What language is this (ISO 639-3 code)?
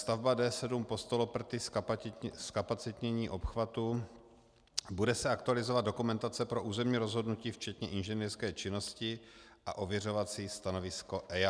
ces